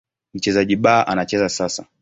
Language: Swahili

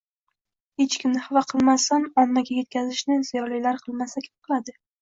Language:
Uzbek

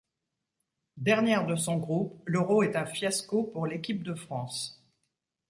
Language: French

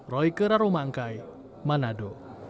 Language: Indonesian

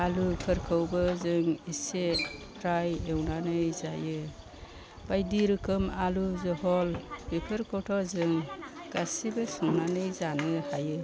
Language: Bodo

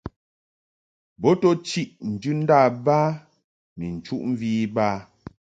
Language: Mungaka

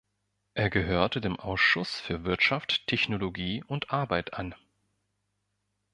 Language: German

